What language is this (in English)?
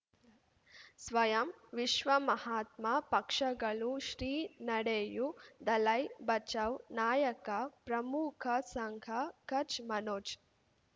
Kannada